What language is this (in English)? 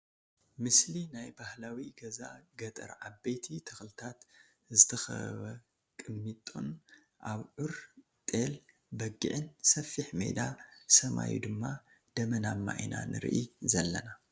Tigrinya